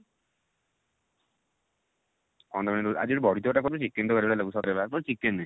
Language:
Odia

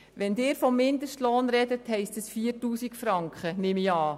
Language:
Swiss German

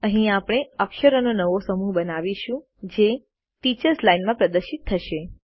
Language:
Gujarati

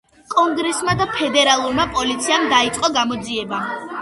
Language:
Georgian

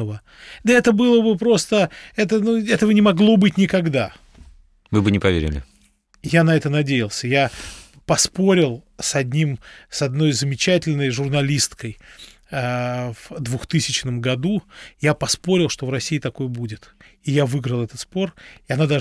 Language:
Russian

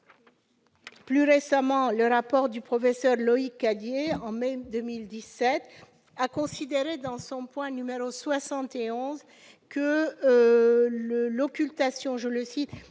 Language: French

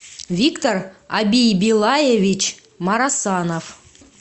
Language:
Russian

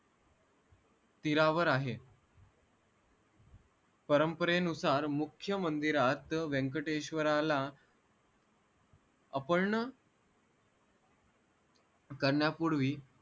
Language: Marathi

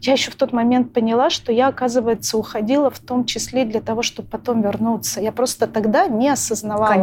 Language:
Russian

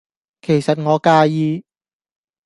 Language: Cantonese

